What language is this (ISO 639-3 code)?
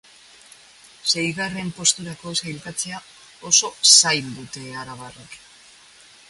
eus